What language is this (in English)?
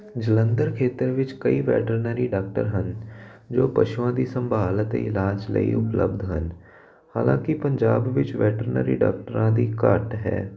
Punjabi